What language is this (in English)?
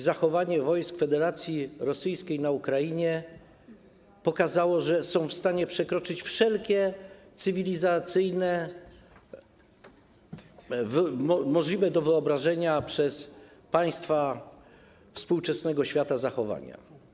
Polish